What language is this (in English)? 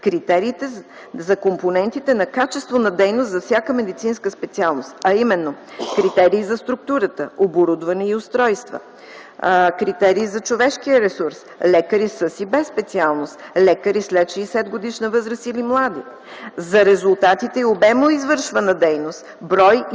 Bulgarian